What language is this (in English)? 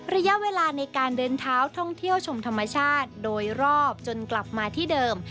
Thai